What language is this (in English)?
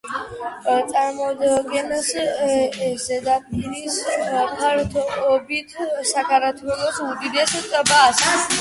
Georgian